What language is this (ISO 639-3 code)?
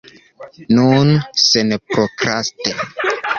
epo